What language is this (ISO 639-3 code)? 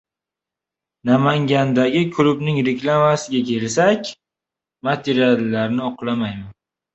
uzb